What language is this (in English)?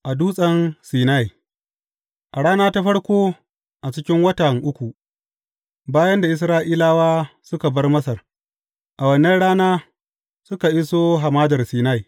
Hausa